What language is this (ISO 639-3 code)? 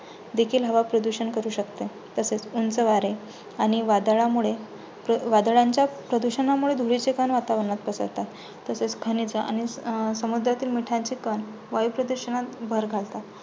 mar